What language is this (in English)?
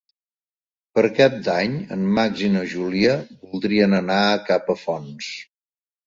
Catalan